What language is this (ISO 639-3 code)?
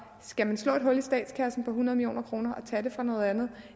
dan